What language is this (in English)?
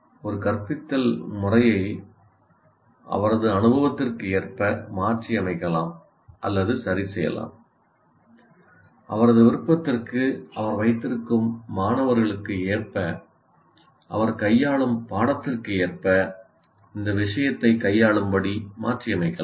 Tamil